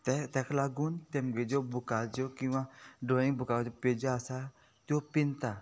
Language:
Konkani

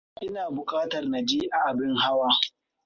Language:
Hausa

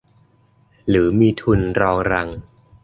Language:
Thai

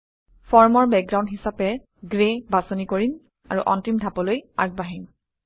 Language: Assamese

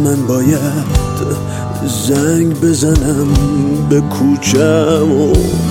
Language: Persian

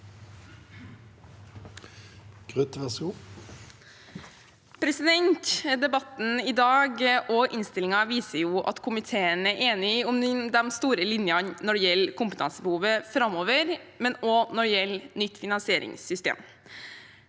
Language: Norwegian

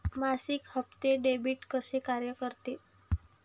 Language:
Marathi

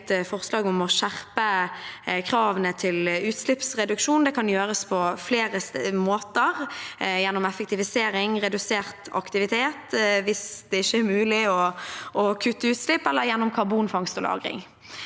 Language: Norwegian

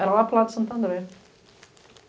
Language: Portuguese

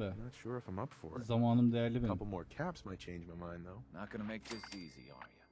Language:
Turkish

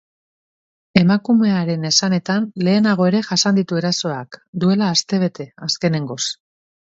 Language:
Basque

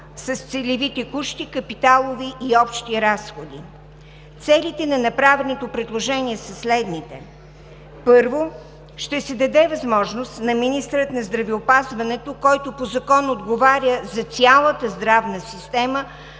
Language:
Bulgarian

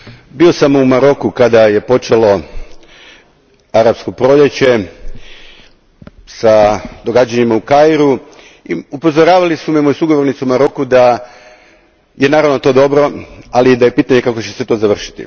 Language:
Croatian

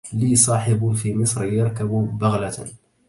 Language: Arabic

